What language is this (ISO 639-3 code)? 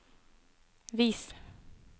nor